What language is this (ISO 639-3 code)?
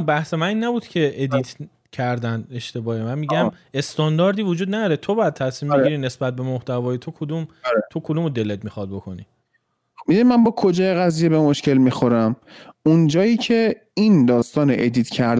fas